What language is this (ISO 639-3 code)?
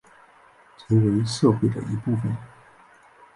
zho